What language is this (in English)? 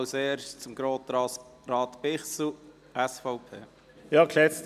Swiss German